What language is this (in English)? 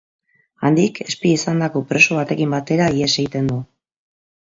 Basque